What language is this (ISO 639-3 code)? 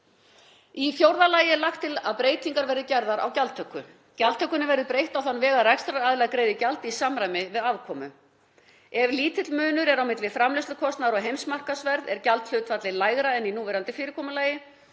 isl